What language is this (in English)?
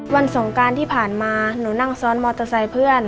Thai